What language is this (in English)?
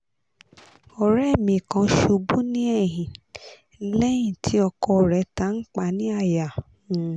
Yoruba